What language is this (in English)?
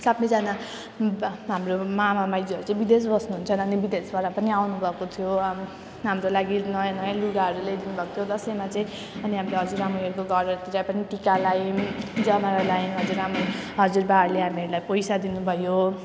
Nepali